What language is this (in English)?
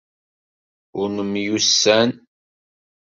Kabyle